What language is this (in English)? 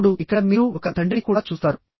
Telugu